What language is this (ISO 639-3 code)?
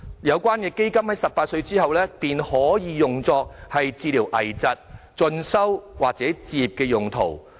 yue